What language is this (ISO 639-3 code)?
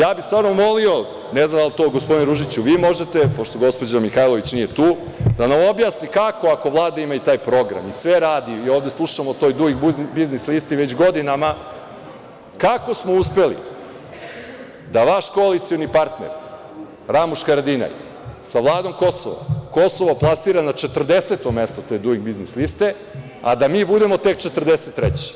srp